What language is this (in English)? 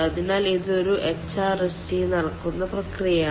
Malayalam